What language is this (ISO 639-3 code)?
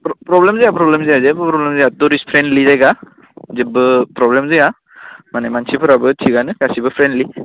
brx